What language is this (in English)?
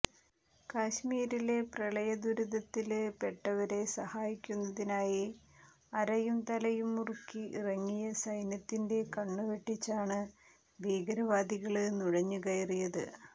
Malayalam